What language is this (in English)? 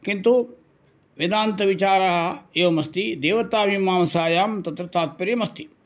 Sanskrit